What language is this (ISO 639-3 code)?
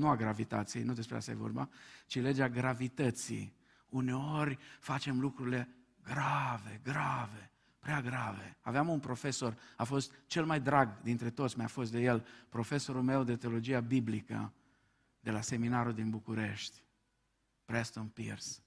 ron